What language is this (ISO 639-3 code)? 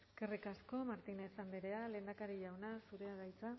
eus